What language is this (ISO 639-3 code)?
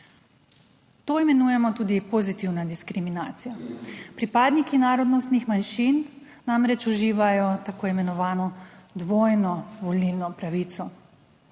slv